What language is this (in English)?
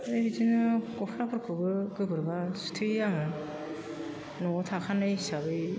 Bodo